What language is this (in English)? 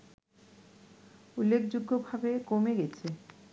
Bangla